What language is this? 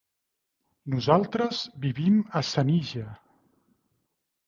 Catalan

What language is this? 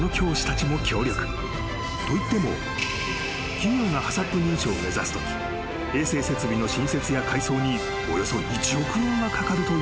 Japanese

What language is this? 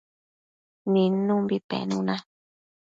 Matsés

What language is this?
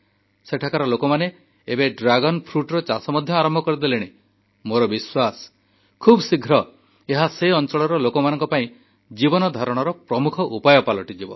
Odia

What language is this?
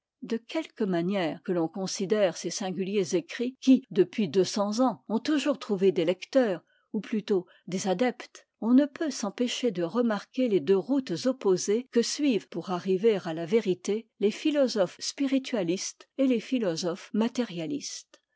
French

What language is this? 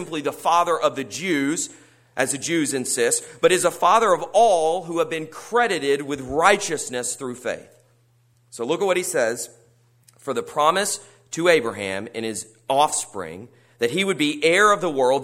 English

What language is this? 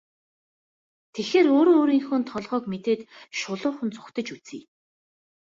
Mongolian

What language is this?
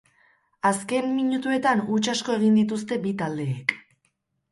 Basque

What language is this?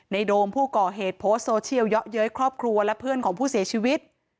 Thai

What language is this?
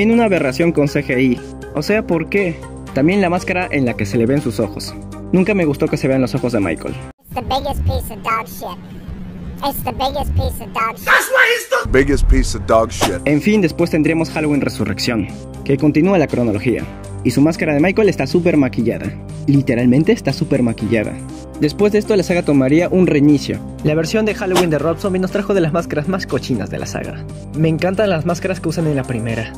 Spanish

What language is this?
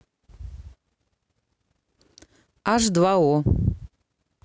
Russian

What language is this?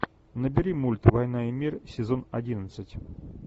Russian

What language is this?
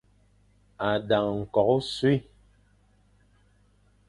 Fang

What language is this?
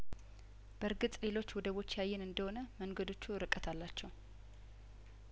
Amharic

